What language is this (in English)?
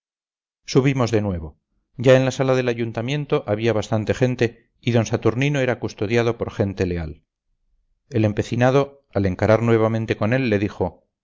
Spanish